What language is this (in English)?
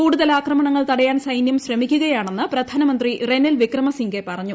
Malayalam